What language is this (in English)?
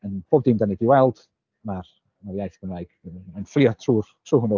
Welsh